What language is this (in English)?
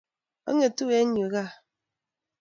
Kalenjin